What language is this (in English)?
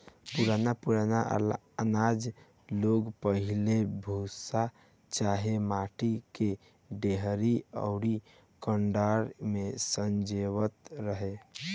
Bhojpuri